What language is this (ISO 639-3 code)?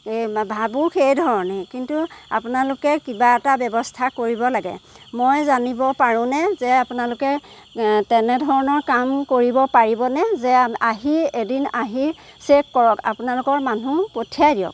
asm